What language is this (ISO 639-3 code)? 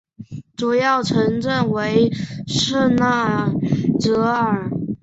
zho